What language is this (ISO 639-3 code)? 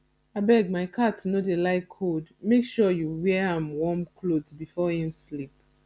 pcm